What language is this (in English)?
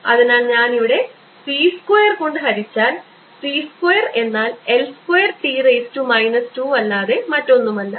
Malayalam